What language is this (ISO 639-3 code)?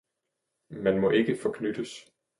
dan